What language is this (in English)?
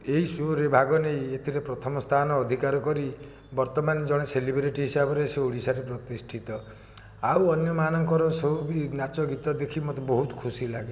Odia